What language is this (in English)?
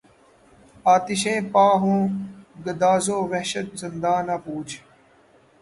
Urdu